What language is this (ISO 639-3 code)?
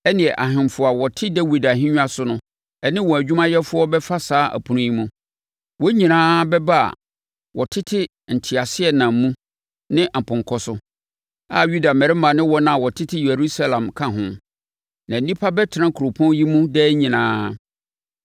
aka